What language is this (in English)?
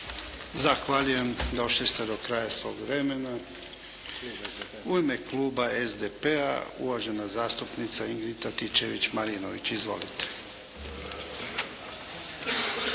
Croatian